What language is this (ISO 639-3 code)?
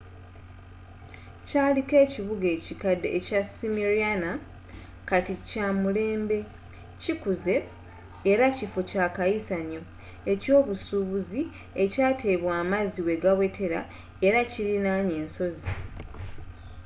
lug